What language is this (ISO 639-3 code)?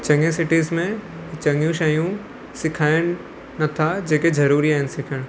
snd